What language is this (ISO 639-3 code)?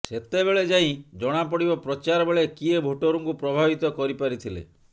ori